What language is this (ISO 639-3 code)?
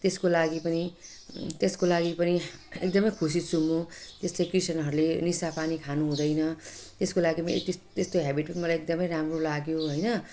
nep